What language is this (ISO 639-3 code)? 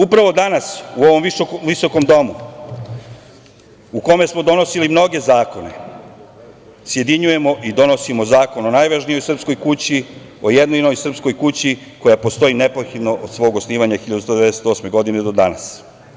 srp